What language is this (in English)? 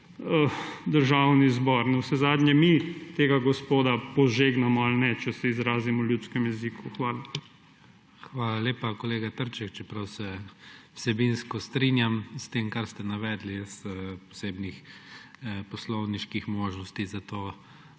Slovenian